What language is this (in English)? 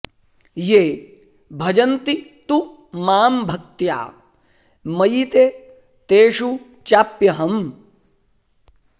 Sanskrit